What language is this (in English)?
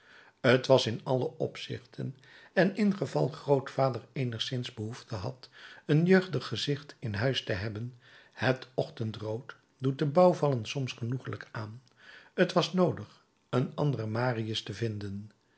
Dutch